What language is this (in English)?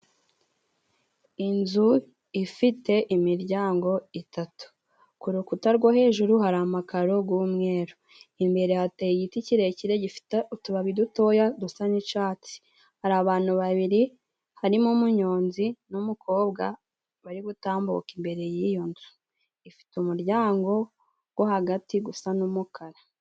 Kinyarwanda